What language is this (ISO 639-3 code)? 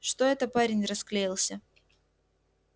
rus